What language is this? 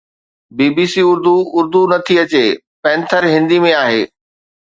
Sindhi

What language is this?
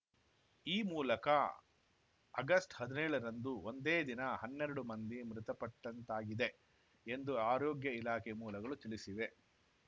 Kannada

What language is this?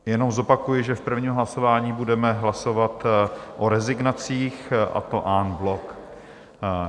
Czech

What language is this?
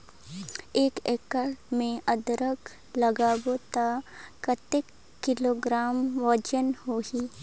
Chhattisgarhi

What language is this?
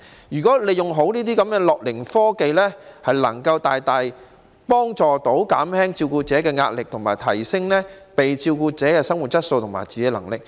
Cantonese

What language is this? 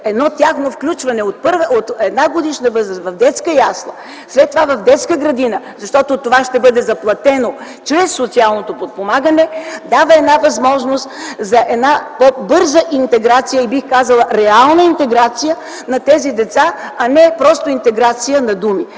Bulgarian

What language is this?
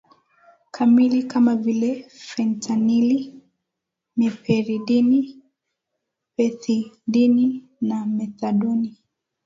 Swahili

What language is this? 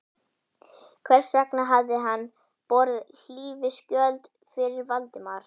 Icelandic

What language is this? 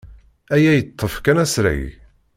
Kabyle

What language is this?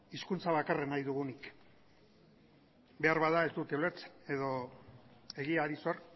Basque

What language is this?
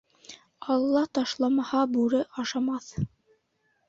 Bashkir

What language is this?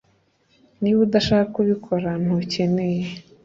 Kinyarwanda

